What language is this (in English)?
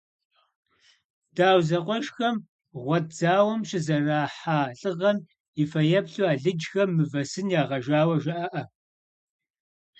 Kabardian